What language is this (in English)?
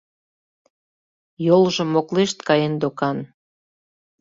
Mari